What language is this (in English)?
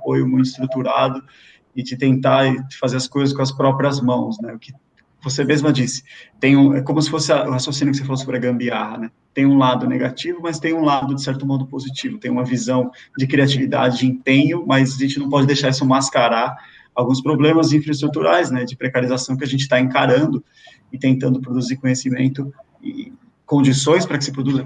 Portuguese